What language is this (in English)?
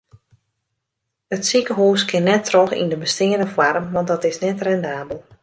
Western Frisian